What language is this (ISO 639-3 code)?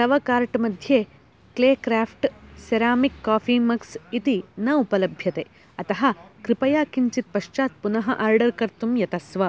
san